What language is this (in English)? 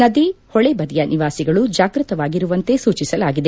Kannada